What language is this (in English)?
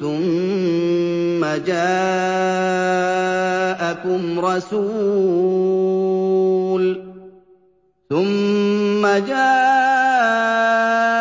Arabic